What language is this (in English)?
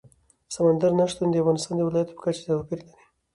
Pashto